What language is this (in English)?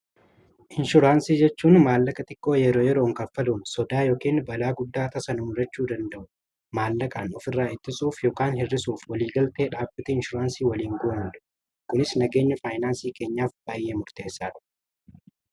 Oromo